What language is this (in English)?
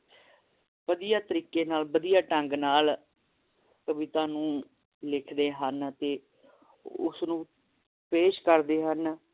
Punjabi